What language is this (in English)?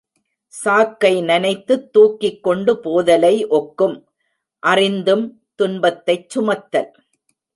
Tamil